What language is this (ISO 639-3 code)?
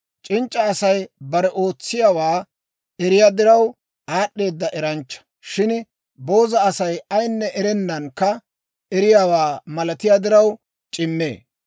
dwr